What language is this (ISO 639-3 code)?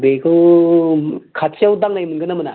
brx